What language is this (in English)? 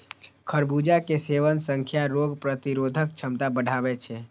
Maithili